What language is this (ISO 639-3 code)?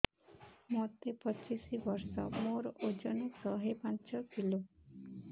ori